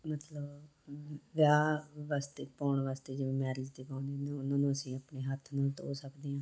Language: Punjabi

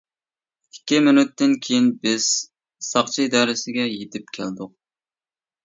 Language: Uyghur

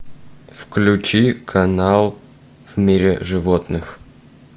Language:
Russian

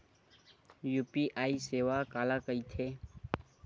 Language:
Chhattisgarhi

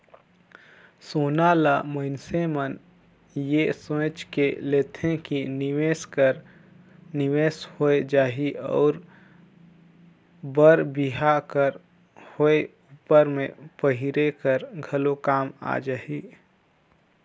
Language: Chhattisgarhi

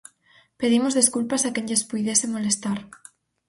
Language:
Galician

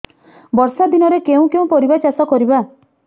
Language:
Odia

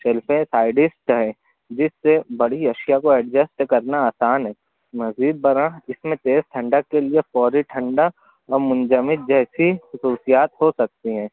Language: Urdu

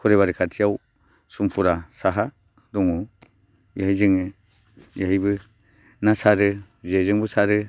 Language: Bodo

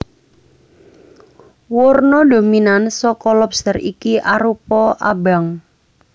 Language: Javanese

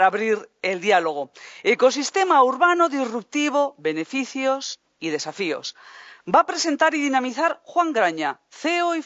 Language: Spanish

